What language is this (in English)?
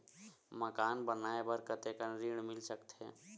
Chhattisgarhi